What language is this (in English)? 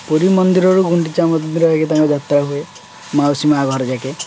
Odia